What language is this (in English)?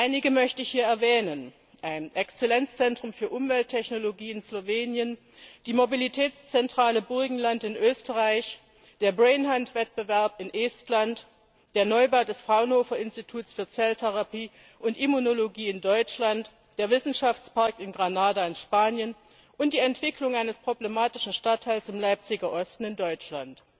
German